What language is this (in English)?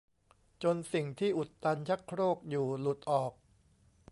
Thai